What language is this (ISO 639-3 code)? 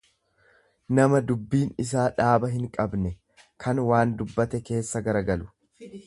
orm